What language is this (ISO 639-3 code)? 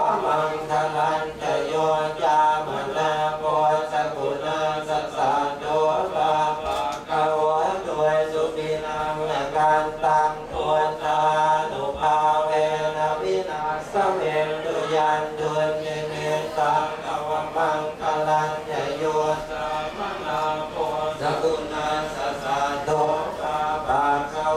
tha